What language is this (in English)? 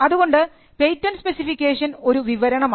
Malayalam